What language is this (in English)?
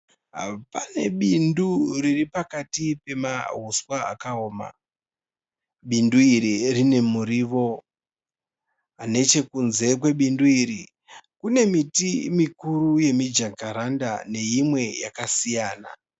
Shona